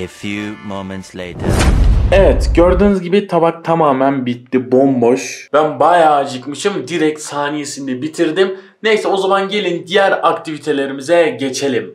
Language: Turkish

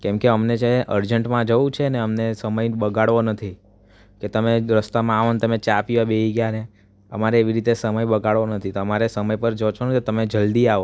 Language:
Gujarati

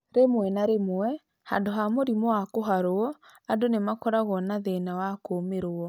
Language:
Kikuyu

